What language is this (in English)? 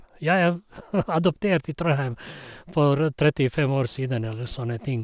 Norwegian